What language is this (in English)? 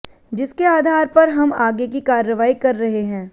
Hindi